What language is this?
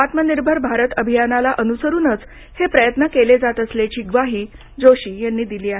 Marathi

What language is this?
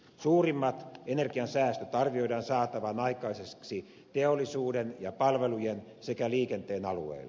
Finnish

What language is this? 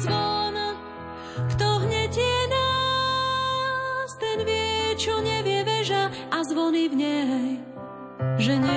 Slovak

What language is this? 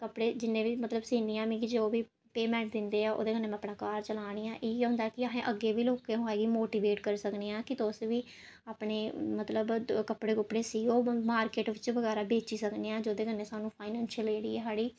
Dogri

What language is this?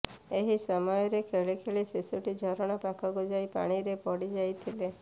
Odia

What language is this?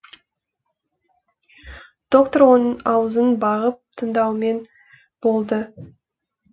Kazakh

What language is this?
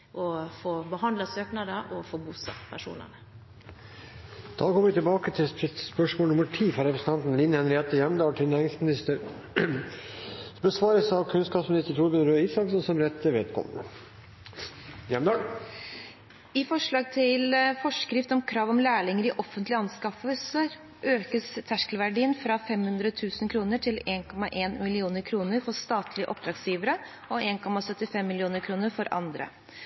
Norwegian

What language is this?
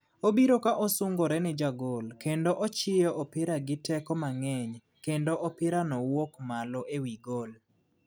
Luo (Kenya and Tanzania)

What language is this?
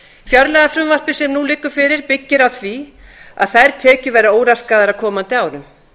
Icelandic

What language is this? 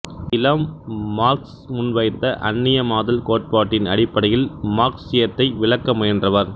Tamil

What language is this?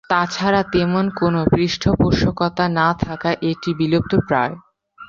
Bangla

